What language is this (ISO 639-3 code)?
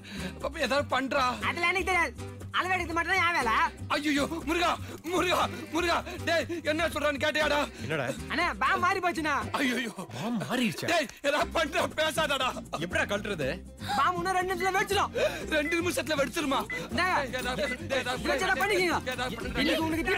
hin